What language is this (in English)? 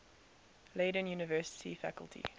English